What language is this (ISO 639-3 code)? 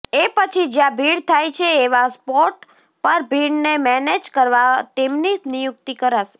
guj